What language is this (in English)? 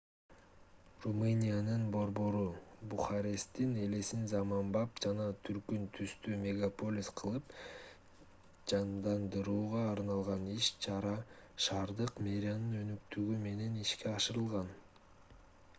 Kyrgyz